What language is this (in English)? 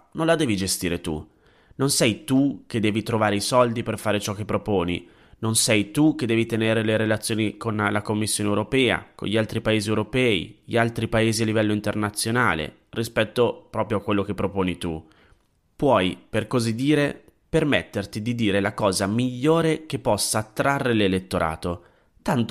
Italian